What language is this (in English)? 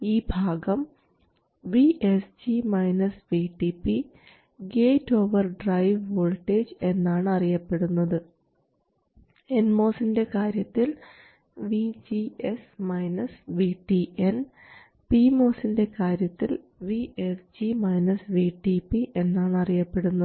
Malayalam